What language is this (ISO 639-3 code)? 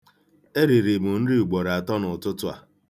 ibo